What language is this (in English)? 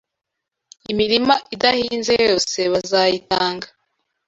Kinyarwanda